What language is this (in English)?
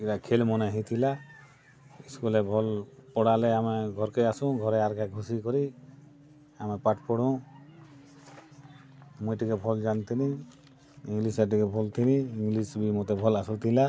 Odia